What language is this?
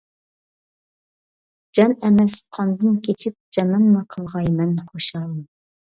Uyghur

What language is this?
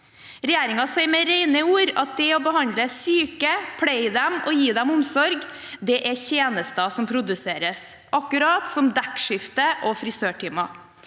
Norwegian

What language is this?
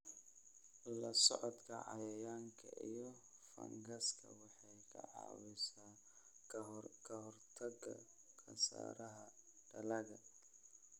Somali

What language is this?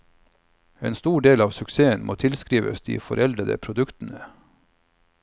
Norwegian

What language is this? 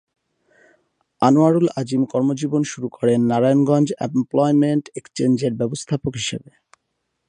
Bangla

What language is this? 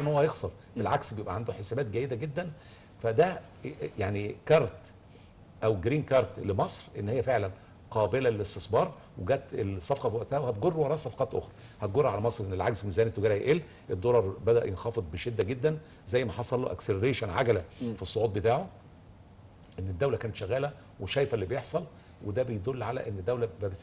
Arabic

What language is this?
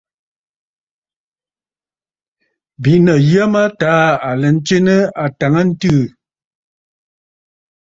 Bafut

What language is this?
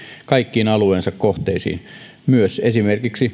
Finnish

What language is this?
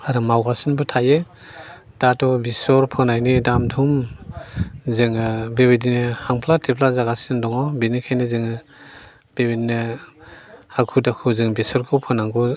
Bodo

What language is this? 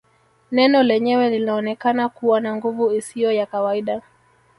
Swahili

